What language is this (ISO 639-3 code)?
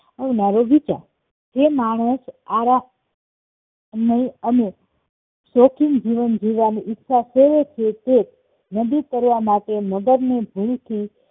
guj